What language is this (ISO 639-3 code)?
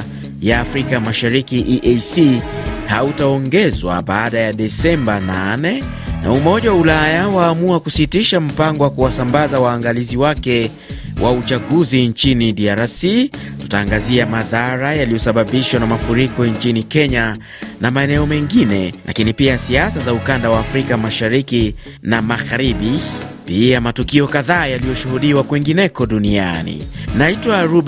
swa